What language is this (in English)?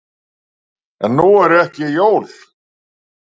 Icelandic